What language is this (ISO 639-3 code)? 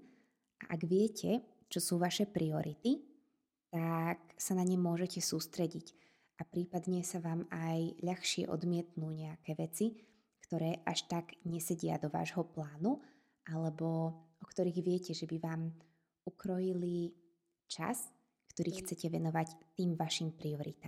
slk